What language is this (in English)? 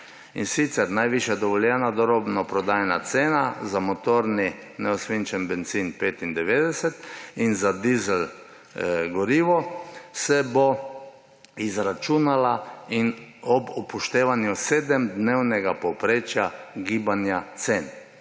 Slovenian